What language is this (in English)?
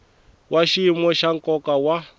Tsonga